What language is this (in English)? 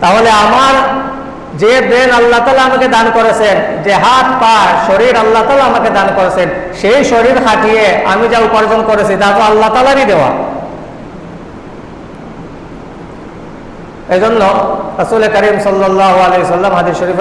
Indonesian